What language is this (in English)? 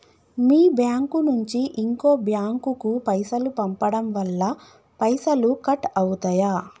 Telugu